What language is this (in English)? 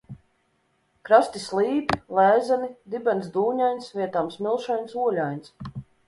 Latvian